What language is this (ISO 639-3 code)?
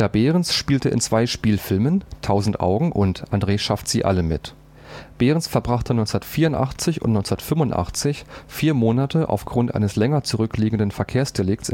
deu